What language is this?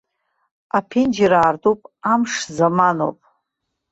Abkhazian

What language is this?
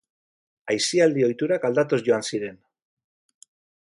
Basque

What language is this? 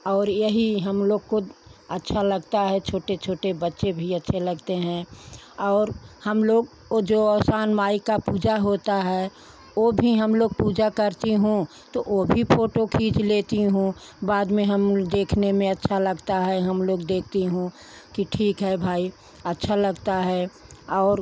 Hindi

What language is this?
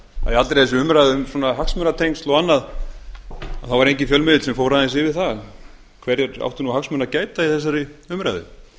Icelandic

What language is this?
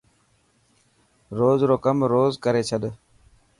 Dhatki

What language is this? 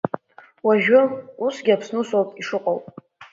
Abkhazian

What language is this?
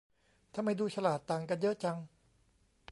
Thai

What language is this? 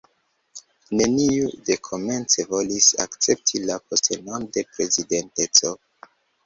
Esperanto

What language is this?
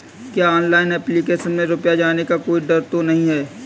Hindi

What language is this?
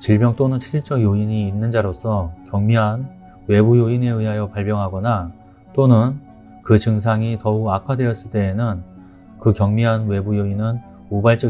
Korean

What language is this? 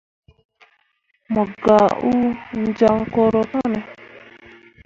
Mundang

